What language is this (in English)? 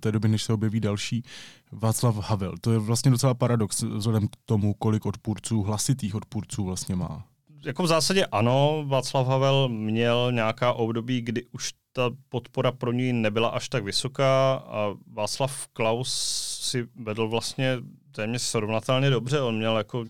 Czech